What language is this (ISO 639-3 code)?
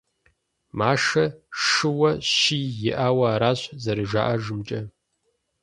kbd